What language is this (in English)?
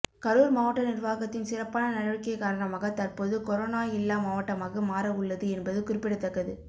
Tamil